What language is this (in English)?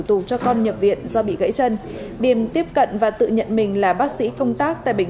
Vietnamese